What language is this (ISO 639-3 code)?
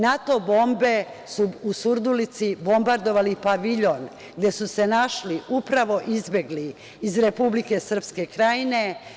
srp